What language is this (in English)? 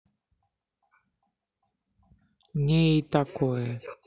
Russian